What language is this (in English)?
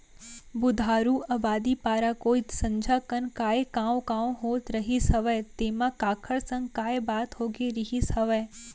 Chhattisgarhi